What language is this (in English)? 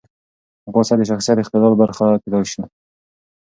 Pashto